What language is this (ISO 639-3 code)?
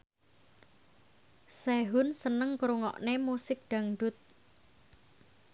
jav